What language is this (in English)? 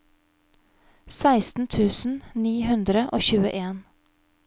Norwegian